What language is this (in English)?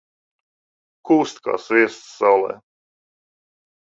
Latvian